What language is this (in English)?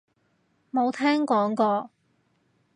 Cantonese